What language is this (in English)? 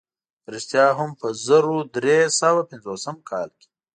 Pashto